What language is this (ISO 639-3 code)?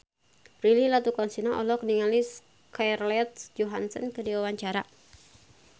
sun